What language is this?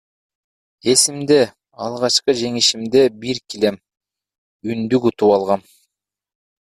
Kyrgyz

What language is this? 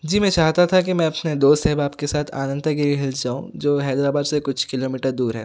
Urdu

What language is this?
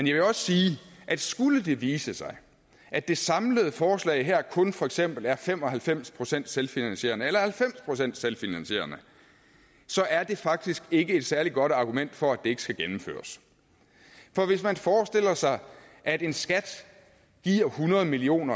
Danish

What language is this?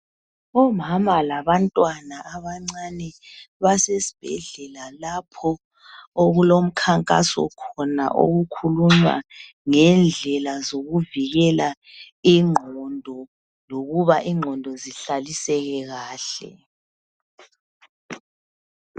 North Ndebele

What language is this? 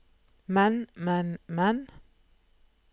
Norwegian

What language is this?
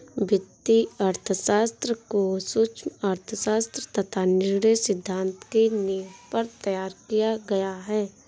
Hindi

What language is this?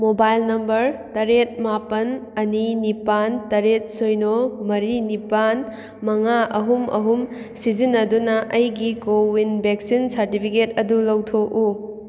Manipuri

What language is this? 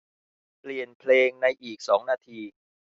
Thai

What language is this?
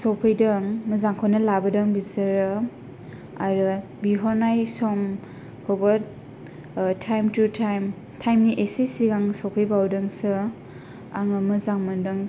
Bodo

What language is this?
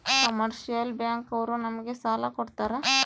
Kannada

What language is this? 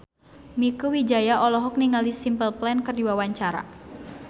Sundanese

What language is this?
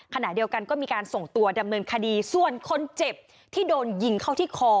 Thai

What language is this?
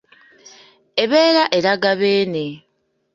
Ganda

